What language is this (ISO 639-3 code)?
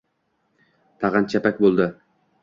uzb